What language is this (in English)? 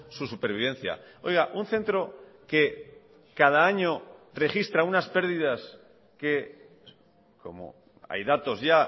Spanish